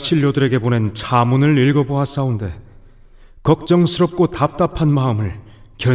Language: Korean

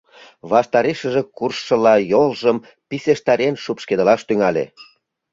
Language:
Mari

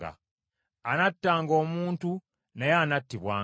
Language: Ganda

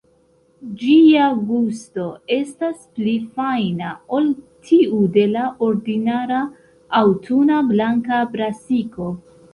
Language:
Esperanto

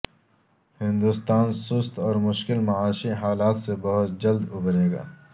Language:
Urdu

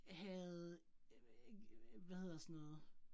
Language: Danish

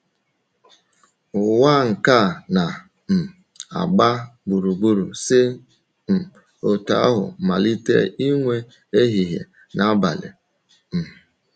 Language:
Igbo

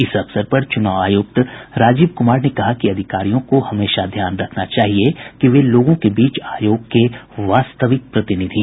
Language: Hindi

